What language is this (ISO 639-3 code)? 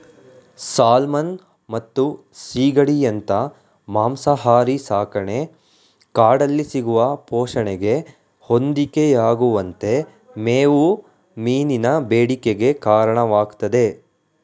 kan